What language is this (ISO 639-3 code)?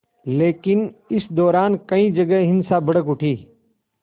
hin